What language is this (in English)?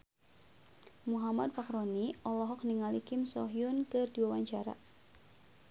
Sundanese